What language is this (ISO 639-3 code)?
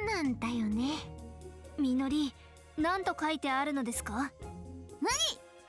jpn